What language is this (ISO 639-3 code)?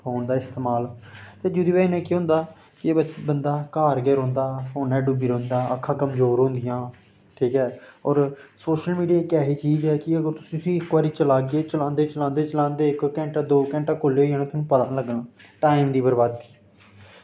doi